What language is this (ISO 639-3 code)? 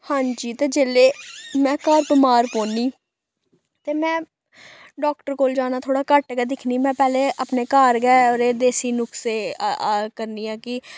doi